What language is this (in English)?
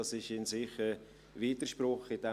Swiss German